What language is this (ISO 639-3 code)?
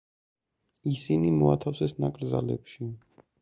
kat